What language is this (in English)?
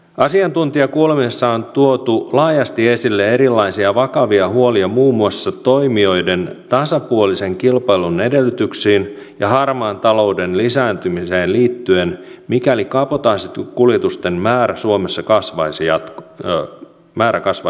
Finnish